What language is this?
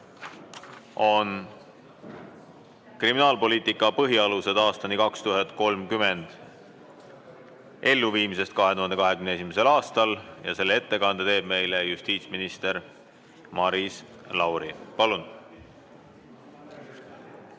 Estonian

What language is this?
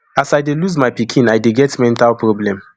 Nigerian Pidgin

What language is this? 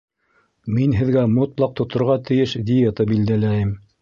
Bashkir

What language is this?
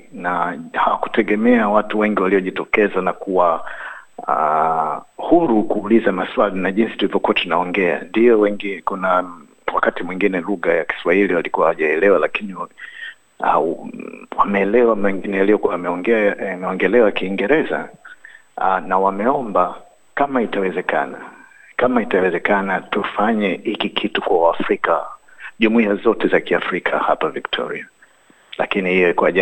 Swahili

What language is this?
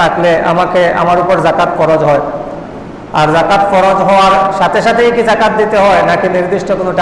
Indonesian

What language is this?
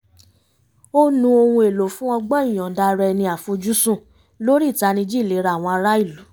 Yoruba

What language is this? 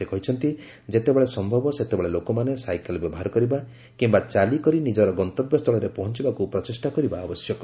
Odia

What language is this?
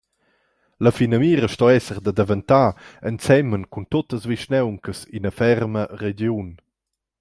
Romansh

